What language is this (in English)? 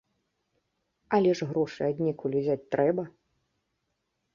Belarusian